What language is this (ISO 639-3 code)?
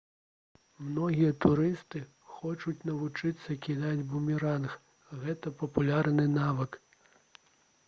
bel